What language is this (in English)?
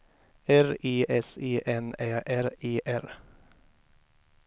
Swedish